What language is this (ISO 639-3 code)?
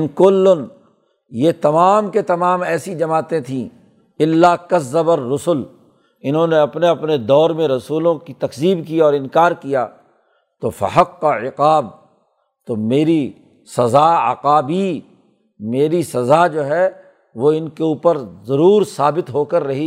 urd